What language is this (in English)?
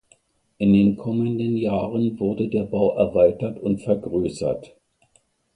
German